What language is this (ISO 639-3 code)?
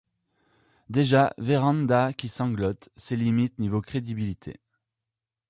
fra